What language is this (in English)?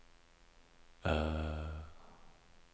Norwegian